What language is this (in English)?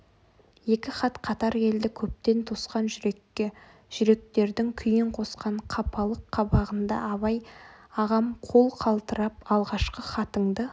Kazakh